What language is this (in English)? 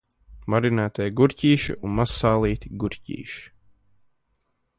Latvian